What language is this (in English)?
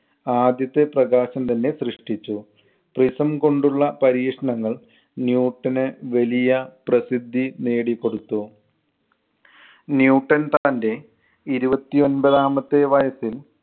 Malayalam